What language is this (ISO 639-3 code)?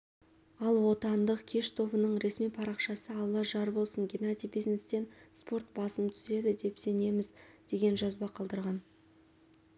kaz